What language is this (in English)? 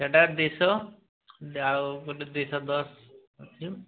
Odia